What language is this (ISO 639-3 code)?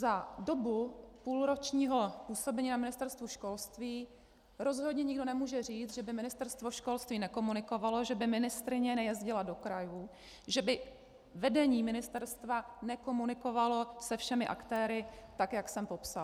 ces